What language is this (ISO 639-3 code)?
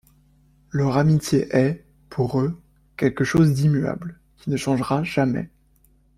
fra